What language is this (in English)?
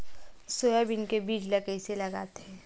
Chhattisgarhi